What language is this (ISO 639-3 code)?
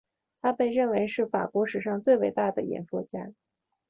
zho